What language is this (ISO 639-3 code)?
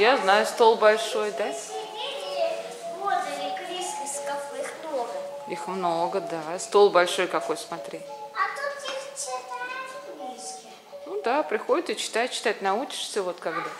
rus